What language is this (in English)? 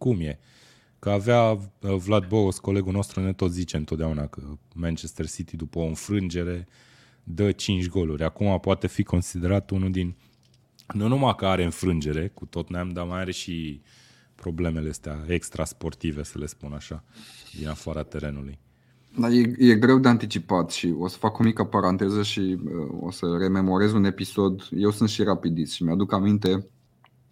Romanian